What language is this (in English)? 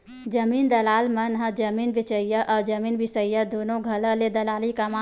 Chhattisgarhi